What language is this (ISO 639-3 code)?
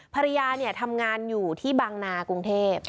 tha